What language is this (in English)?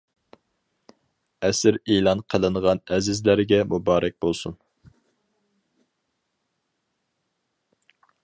Uyghur